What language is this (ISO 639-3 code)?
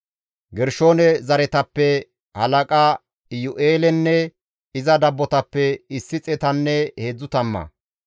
gmv